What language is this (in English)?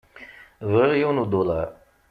Kabyle